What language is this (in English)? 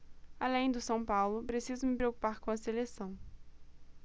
Portuguese